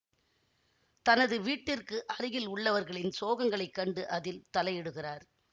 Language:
Tamil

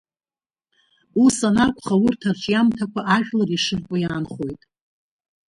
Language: Abkhazian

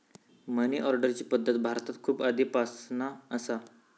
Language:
Marathi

